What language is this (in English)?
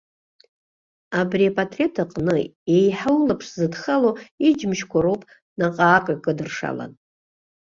Abkhazian